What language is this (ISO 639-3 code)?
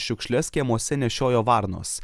lit